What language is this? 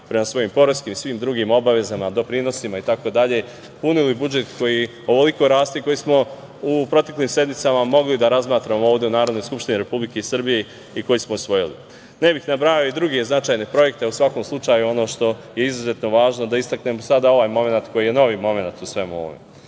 Serbian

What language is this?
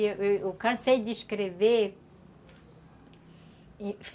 Portuguese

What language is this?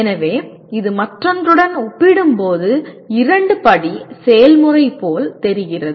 Tamil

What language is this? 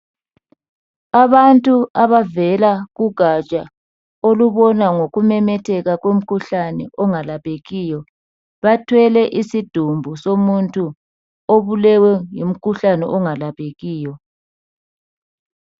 North Ndebele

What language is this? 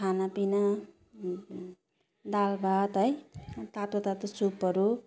Nepali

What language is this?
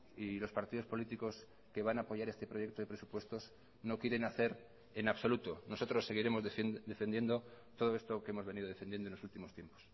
Spanish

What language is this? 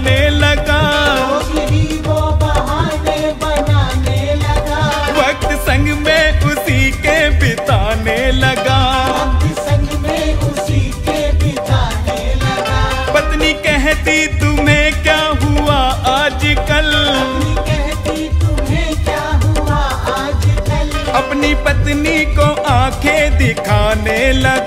Hindi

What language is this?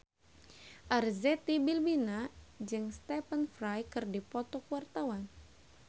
Sundanese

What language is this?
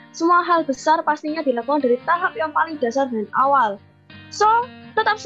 Indonesian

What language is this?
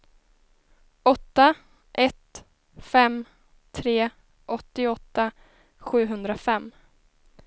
Swedish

